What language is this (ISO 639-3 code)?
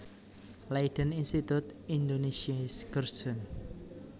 jav